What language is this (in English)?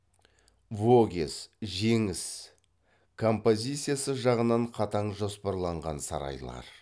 Kazakh